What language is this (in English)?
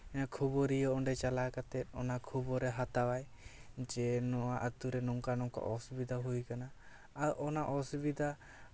Santali